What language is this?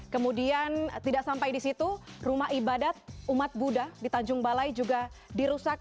Indonesian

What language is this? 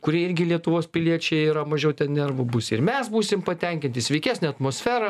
Lithuanian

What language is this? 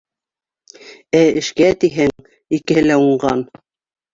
Bashkir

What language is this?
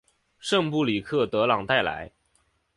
Chinese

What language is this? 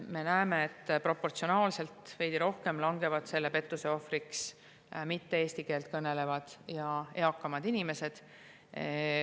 Estonian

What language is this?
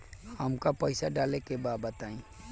Bhojpuri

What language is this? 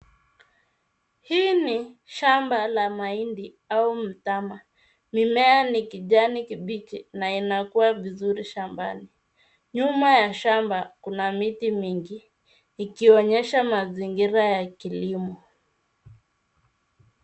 Swahili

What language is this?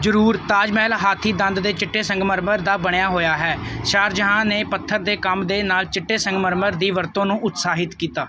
Punjabi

